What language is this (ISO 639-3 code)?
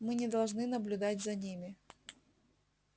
rus